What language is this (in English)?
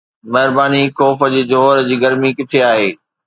Sindhi